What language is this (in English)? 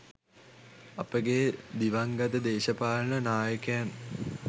Sinhala